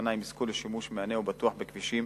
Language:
Hebrew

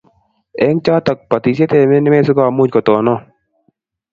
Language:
Kalenjin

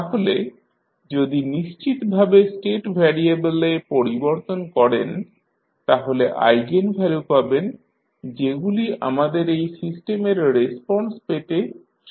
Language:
Bangla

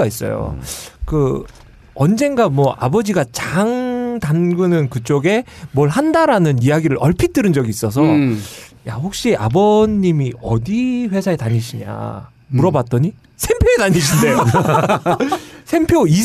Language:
Korean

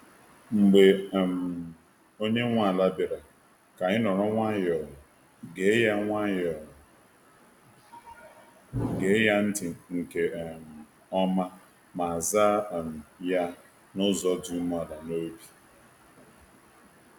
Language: Igbo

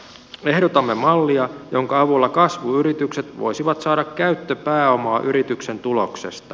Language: Finnish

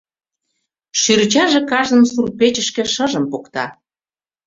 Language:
Mari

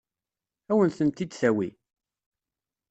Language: Kabyle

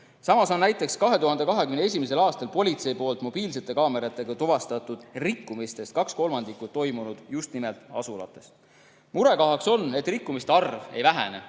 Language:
Estonian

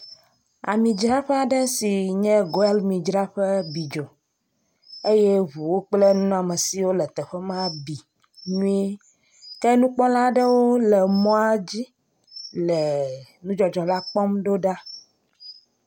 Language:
Ewe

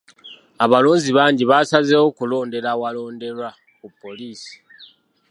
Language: Ganda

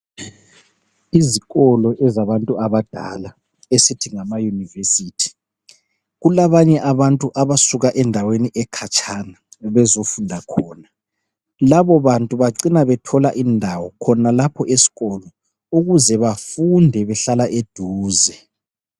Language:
North Ndebele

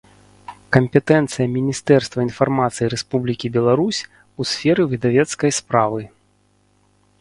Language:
Belarusian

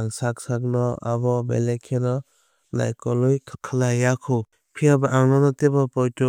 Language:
Kok Borok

